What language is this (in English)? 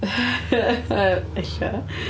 Welsh